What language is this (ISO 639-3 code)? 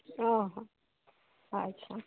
sat